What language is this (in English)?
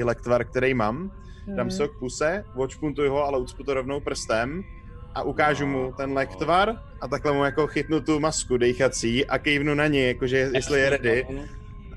Czech